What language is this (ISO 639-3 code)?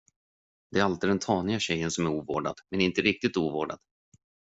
swe